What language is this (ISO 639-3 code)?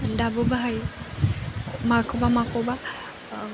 brx